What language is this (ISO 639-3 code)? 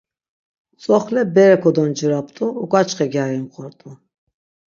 lzz